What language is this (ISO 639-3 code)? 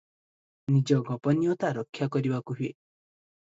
ori